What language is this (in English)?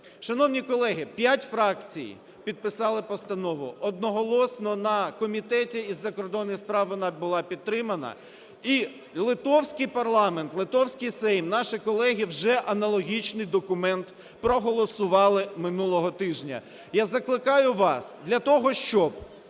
Ukrainian